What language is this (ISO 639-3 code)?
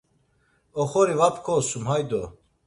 lzz